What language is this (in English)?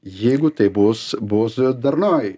Lithuanian